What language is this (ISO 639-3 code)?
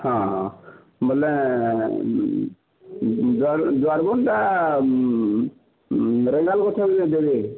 ori